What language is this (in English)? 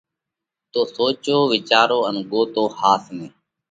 Parkari Koli